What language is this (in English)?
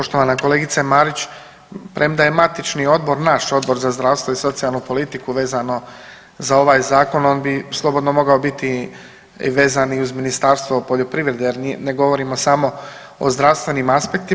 Croatian